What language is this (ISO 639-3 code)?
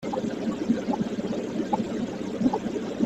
kab